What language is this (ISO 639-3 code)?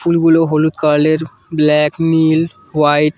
ben